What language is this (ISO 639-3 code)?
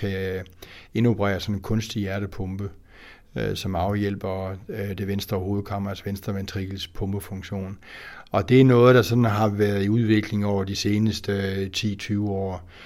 dan